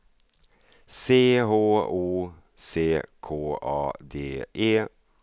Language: Swedish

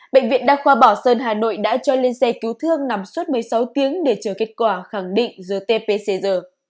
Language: Vietnamese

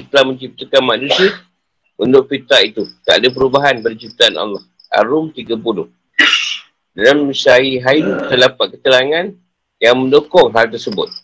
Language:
Malay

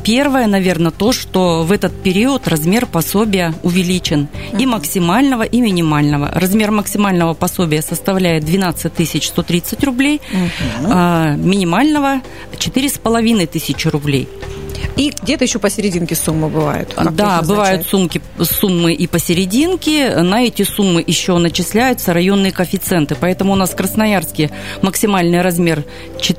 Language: Russian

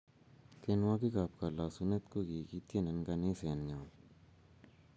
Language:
Kalenjin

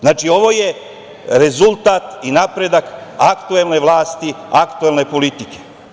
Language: Serbian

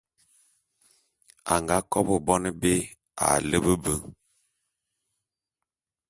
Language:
Bulu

